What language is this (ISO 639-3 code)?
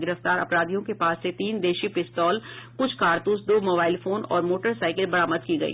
hin